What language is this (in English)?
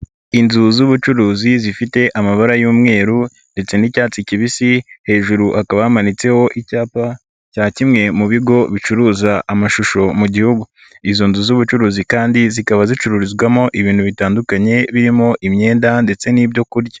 Kinyarwanda